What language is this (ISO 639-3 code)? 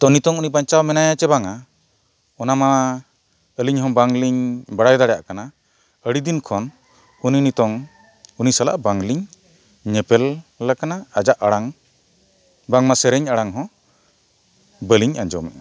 sat